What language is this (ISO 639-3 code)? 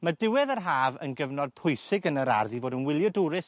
cym